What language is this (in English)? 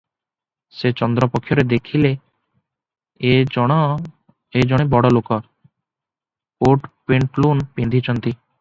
Odia